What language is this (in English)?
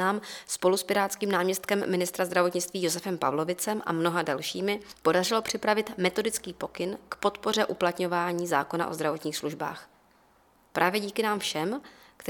Czech